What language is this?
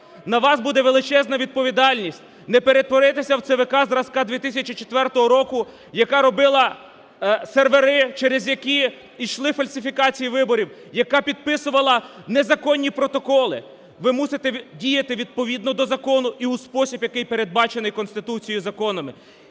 Ukrainian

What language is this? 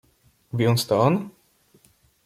Polish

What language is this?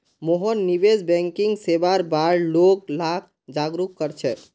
Magahi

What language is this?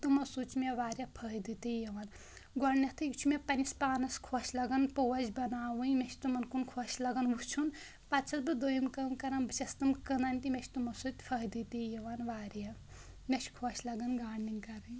Kashmiri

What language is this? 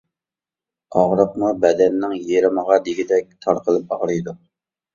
Uyghur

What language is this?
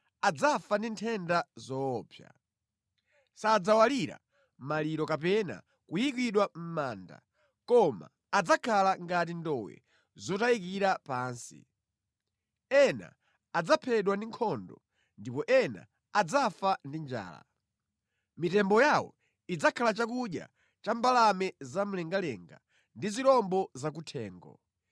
Nyanja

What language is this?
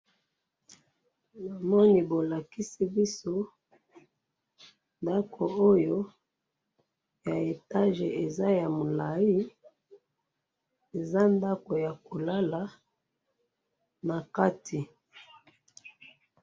Lingala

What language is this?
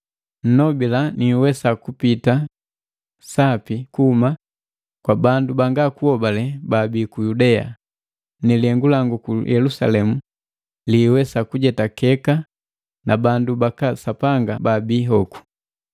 Matengo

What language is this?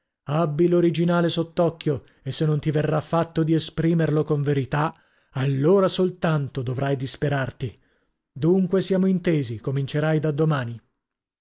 Italian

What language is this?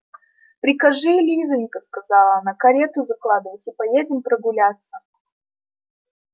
Russian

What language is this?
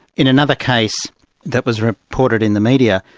English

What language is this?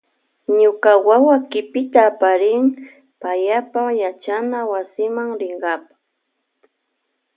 Loja Highland Quichua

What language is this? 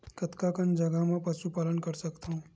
Chhattisgarhi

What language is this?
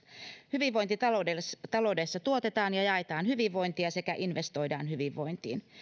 Finnish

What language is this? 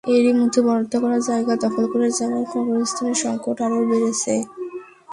Bangla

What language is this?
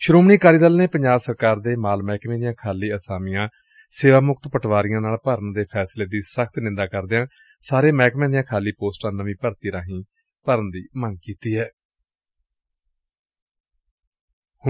Punjabi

